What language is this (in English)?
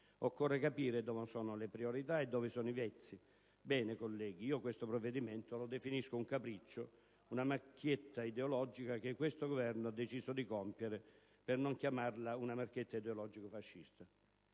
Italian